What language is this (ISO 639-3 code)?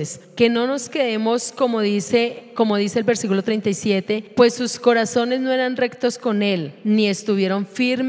spa